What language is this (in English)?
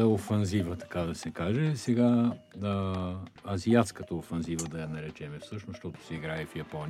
Bulgarian